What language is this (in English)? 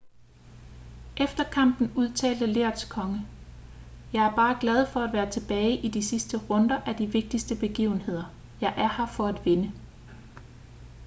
Danish